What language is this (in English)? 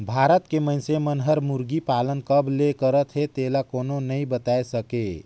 Chhattisgarhi